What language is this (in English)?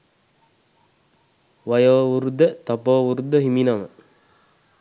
Sinhala